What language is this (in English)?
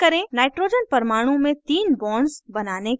Hindi